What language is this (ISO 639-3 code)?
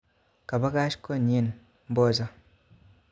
kln